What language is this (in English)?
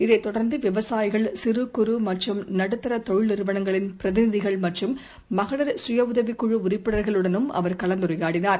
Tamil